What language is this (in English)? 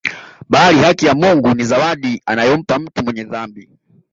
Swahili